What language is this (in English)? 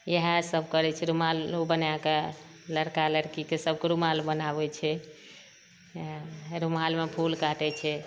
Maithili